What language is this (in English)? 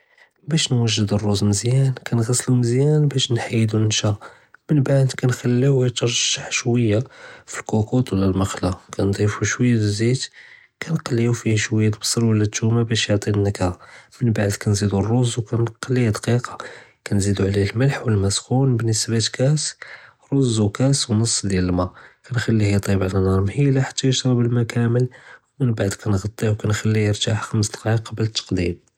Judeo-Arabic